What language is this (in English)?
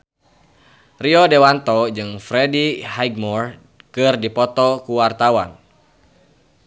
Sundanese